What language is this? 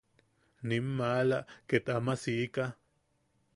Yaqui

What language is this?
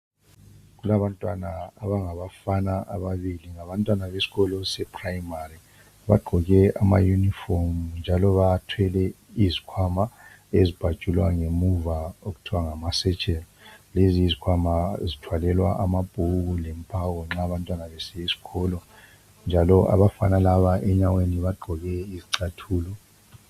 North Ndebele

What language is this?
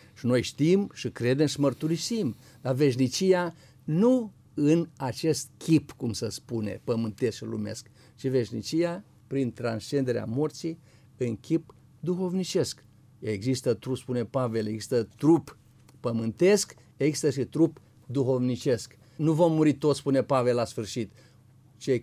Romanian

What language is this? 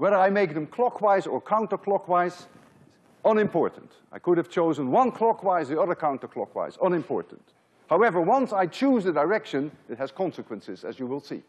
English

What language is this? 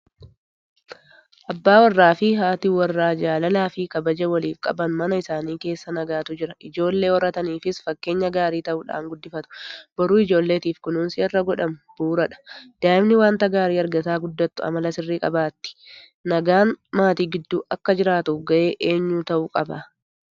Oromo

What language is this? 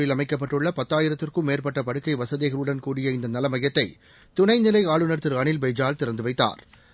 Tamil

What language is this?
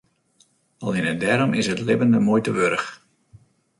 Western Frisian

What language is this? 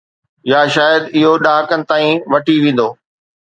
Sindhi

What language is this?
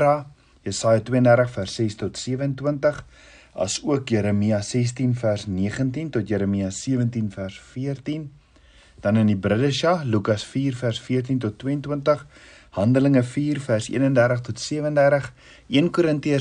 Dutch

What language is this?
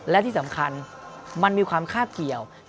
Thai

